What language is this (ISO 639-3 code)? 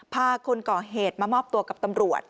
tha